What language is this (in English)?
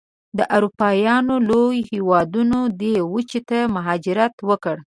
Pashto